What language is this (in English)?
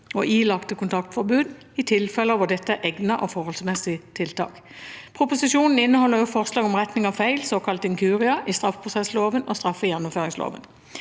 Norwegian